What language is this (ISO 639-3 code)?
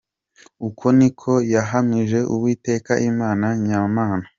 kin